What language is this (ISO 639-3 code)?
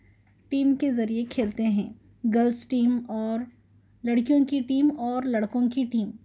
urd